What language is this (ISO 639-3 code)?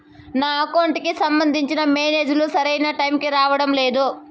tel